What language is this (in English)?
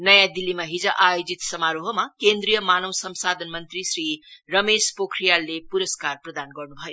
Nepali